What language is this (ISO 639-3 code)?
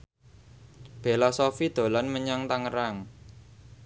jav